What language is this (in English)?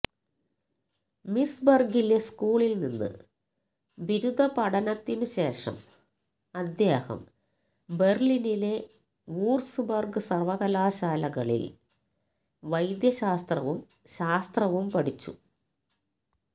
Malayalam